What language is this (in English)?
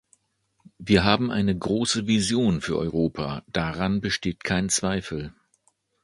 German